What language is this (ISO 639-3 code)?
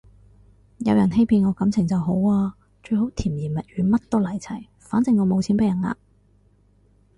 yue